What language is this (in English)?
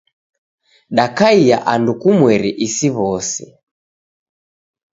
Taita